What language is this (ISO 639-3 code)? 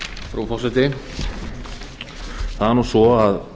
isl